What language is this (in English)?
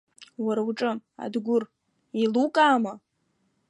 Abkhazian